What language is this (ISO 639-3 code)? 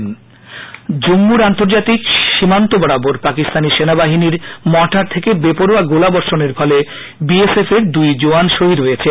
ben